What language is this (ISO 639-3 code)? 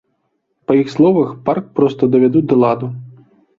bel